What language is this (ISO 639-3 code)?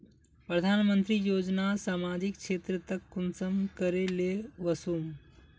mag